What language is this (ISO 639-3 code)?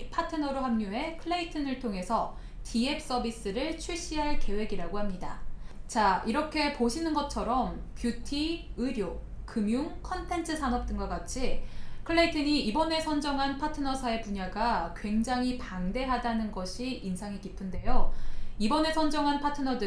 kor